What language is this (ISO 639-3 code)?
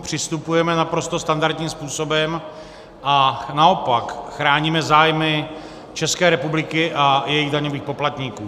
ces